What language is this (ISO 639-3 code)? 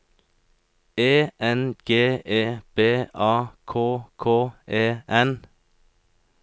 nor